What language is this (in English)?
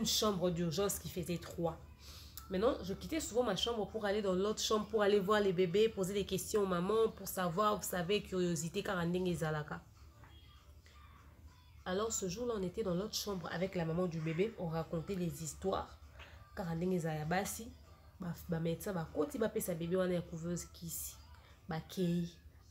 French